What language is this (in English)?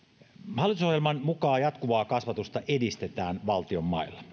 Finnish